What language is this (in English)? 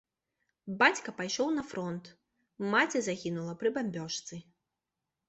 Belarusian